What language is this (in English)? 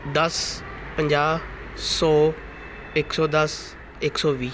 Punjabi